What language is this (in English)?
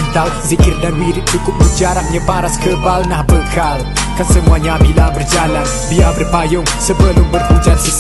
Malay